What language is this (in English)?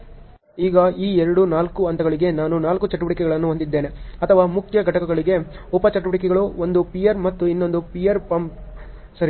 Kannada